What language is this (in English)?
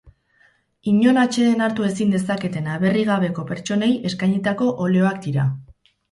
Basque